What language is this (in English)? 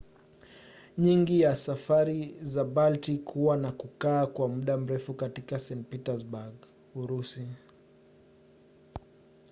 Swahili